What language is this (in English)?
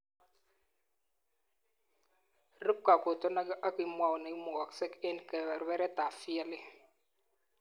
Kalenjin